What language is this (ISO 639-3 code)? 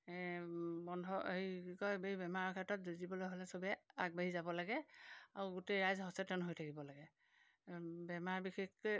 asm